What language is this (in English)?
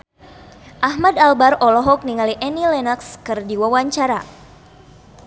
Sundanese